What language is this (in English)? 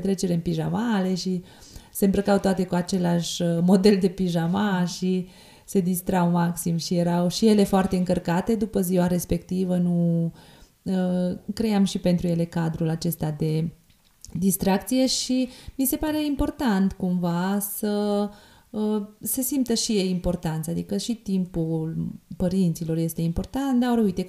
Romanian